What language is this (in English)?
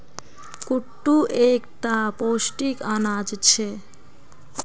Magahi